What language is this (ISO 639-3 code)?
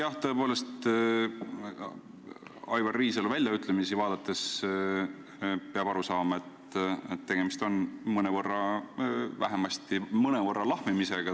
est